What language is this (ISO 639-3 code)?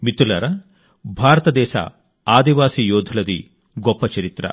tel